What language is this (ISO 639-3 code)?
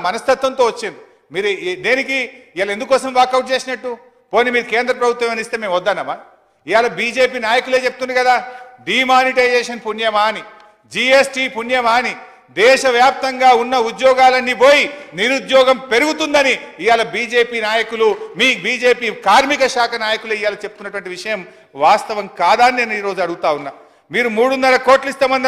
tel